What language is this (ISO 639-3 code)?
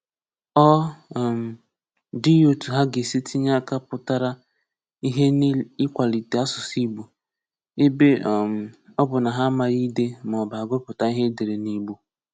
ibo